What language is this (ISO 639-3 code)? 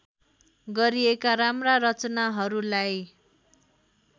nep